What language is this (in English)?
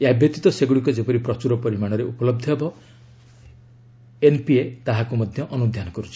Odia